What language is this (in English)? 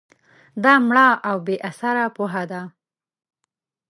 Pashto